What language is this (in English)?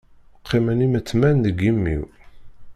Kabyle